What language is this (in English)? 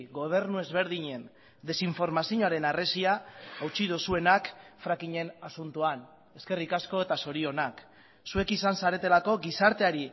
Basque